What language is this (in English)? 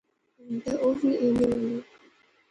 Pahari-Potwari